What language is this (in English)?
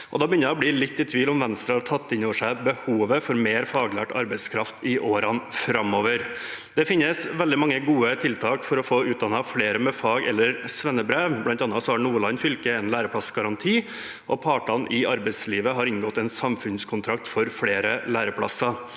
Norwegian